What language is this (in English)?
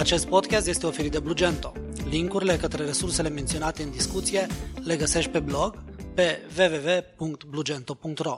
Romanian